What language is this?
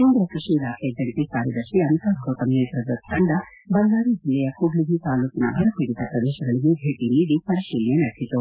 Kannada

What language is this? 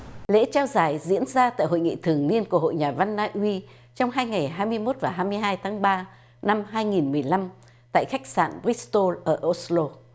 Vietnamese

